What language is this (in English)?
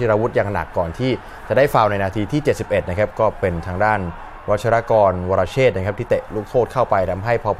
Thai